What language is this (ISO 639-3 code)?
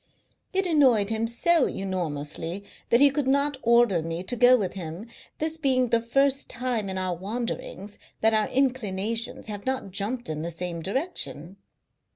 eng